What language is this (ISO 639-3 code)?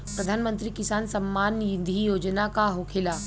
bho